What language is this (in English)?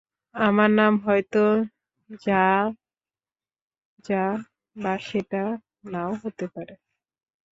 Bangla